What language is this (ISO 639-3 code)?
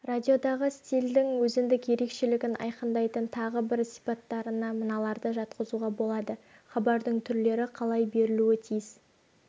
kaz